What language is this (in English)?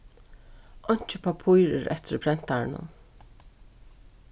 Faroese